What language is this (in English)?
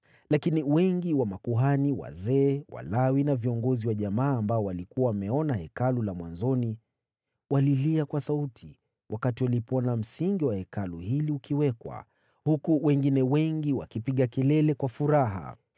Swahili